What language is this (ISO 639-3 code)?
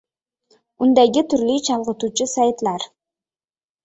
uzb